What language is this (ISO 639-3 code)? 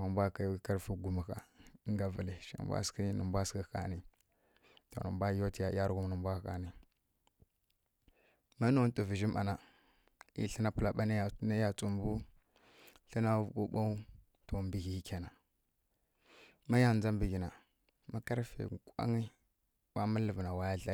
fkk